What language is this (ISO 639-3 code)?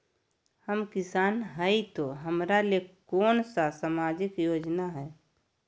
mag